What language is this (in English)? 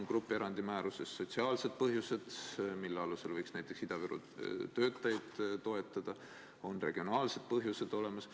Estonian